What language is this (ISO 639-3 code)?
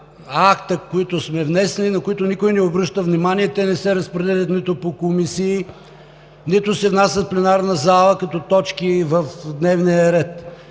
bul